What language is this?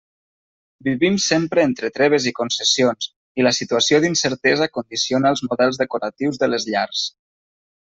Catalan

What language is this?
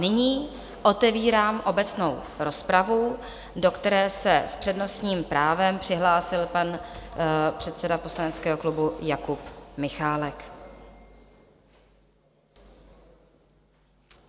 Czech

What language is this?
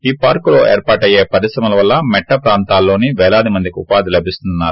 Telugu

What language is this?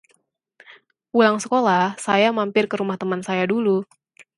Indonesian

